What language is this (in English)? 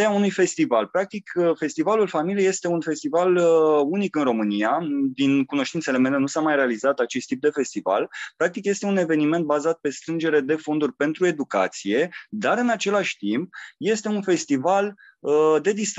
Romanian